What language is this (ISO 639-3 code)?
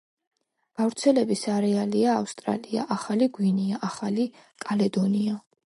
kat